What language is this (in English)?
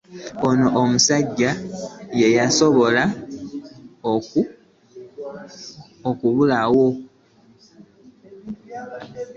Ganda